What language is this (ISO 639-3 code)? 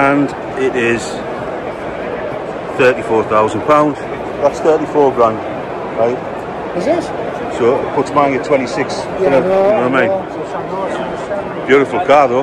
eng